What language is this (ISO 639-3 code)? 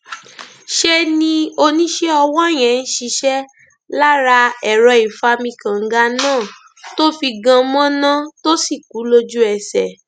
yor